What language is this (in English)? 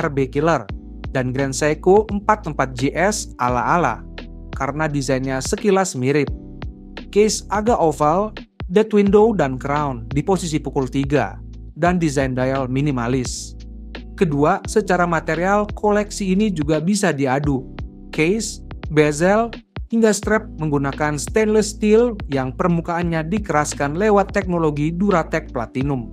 Indonesian